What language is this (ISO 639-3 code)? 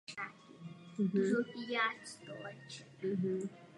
ces